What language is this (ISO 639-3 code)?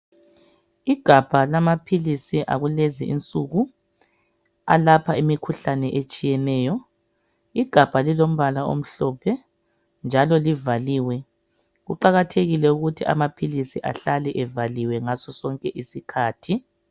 nde